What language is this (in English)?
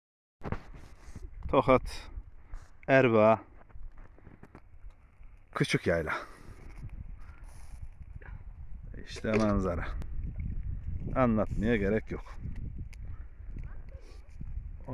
Turkish